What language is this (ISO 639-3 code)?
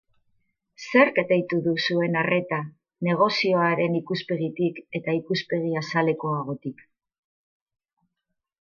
eus